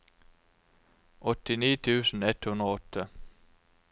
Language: Norwegian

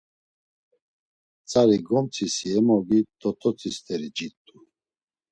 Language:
Laz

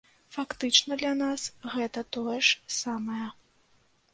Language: Belarusian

